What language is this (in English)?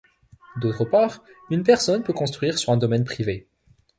French